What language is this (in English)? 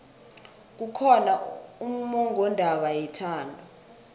South Ndebele